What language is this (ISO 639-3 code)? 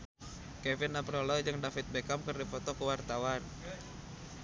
sun